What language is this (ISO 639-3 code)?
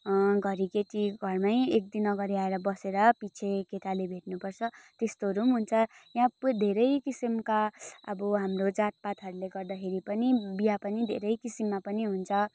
nep